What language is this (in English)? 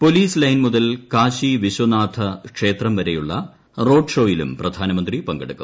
Malayalam